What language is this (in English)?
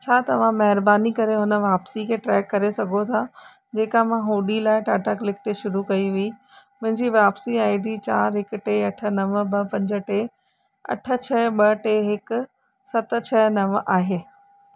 Sindhi